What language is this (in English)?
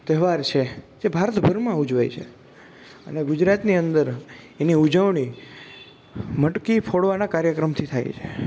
Gujarati